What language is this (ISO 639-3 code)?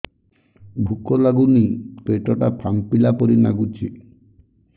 ori